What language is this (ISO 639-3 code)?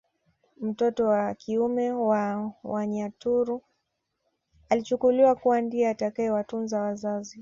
swa